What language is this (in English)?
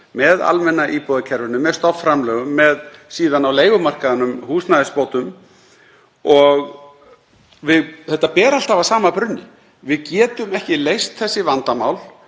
Icelandic